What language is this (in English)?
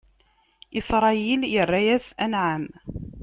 Kabyle